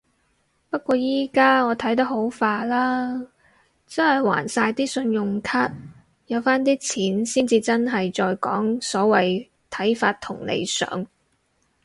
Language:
Cantonese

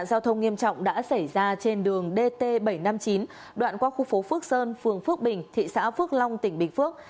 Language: Vietnamese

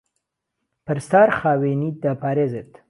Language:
Central Kurdish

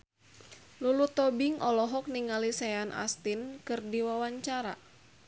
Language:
Sundanese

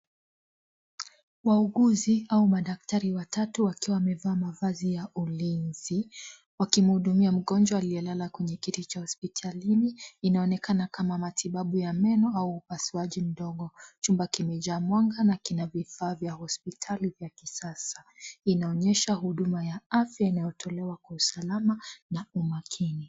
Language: Swahili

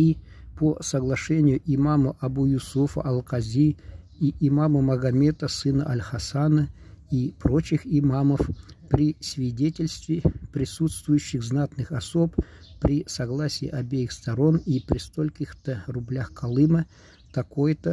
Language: Russian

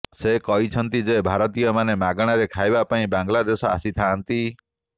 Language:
Odia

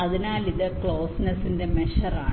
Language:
Malayalam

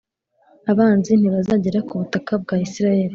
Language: Kinyarwanda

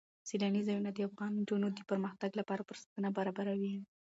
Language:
Pashto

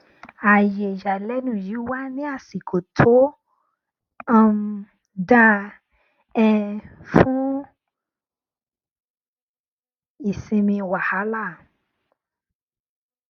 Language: Yoruba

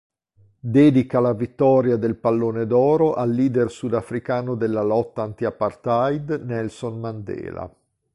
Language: Italian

